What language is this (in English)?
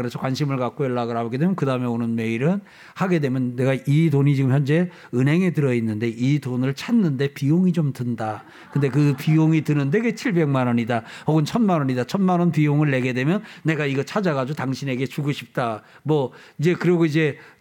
Korean